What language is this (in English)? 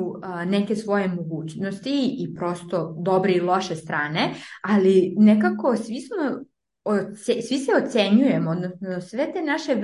Croatian